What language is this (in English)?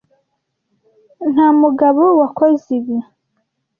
Kinyarwanda